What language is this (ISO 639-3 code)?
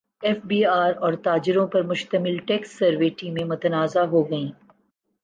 urd